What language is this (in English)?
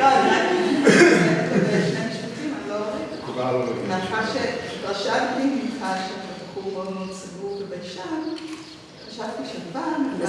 Hebrew